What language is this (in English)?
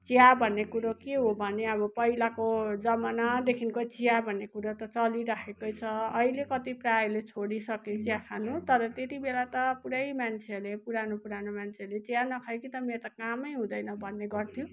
Nepali